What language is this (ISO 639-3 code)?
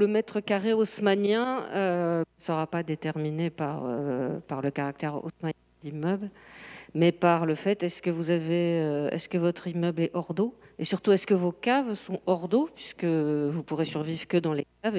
fra